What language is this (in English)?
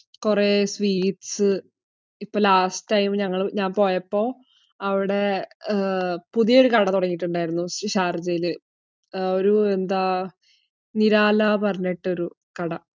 Malayalam